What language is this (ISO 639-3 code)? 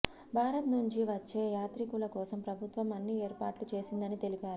tel